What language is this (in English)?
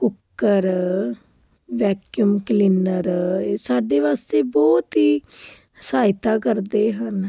Punjabi